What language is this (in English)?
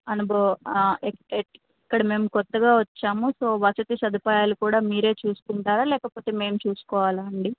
Telugu